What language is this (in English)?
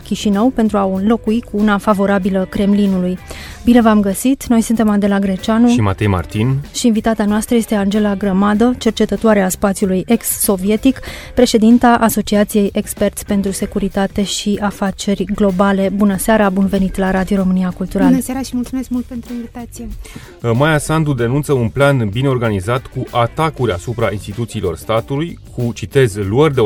Romanian